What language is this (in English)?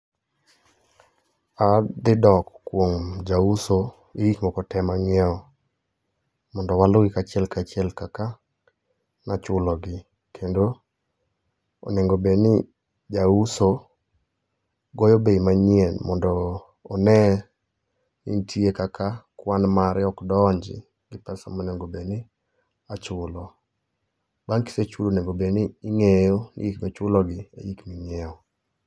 Luo (Kenya and Tanzania)